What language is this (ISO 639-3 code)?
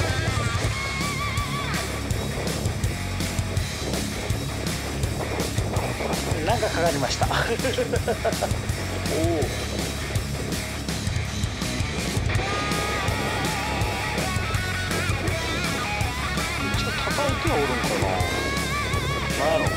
jpn